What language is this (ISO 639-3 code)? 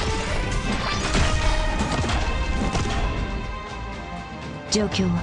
jpn